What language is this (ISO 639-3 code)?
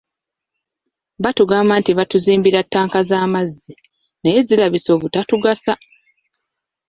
lug